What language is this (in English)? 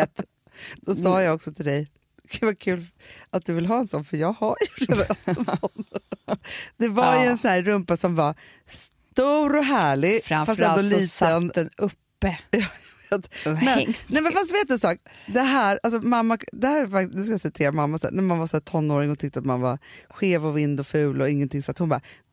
Swedish